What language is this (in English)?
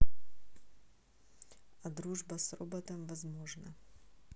Russian